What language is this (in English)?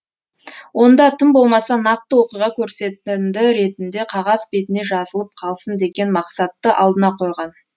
Kazakh